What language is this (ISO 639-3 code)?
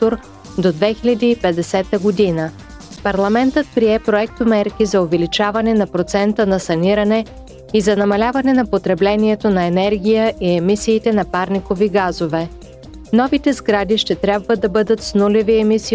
bul